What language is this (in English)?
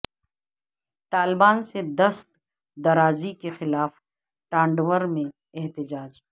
Urdu